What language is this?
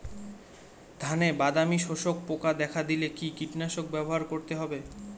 Bangla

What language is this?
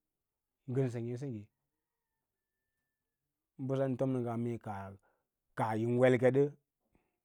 Lala-Roba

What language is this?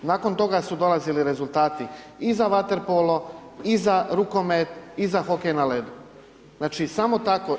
Croatian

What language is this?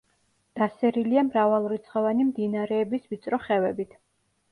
Georgian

